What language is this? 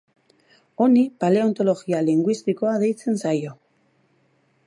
Basque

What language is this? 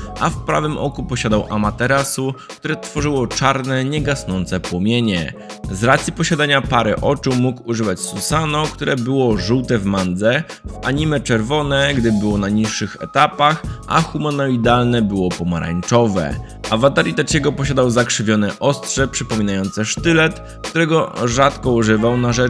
Polish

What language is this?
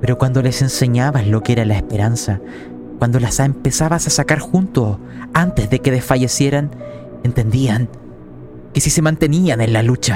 Spanish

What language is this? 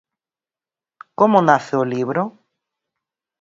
Galician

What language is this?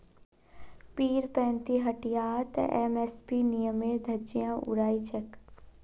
Magahi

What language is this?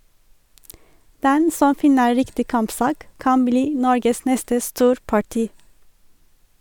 Norwegian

